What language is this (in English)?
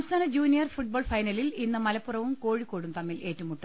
Malayalam